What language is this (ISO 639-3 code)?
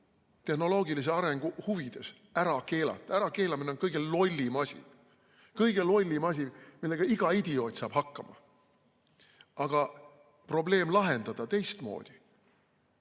est